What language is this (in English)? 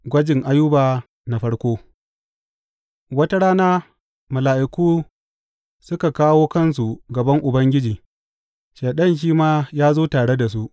Hausa